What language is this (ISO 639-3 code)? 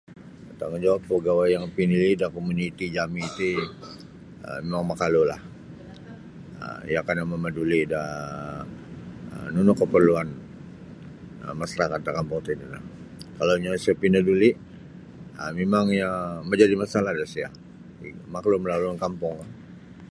bsy